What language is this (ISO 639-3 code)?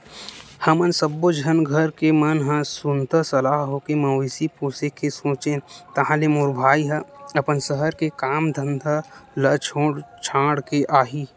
hne